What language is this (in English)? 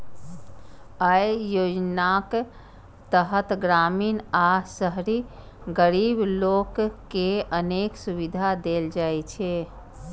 Maithili